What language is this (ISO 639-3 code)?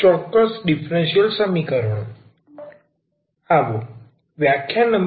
guj